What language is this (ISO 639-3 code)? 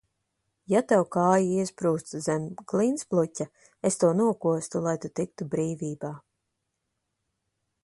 lav